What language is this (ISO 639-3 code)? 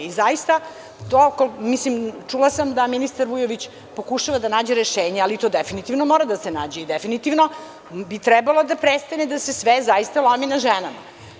srp